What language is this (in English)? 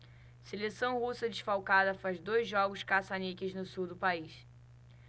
Portuguese